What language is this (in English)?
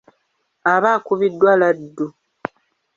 Ganda